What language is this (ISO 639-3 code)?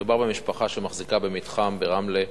heb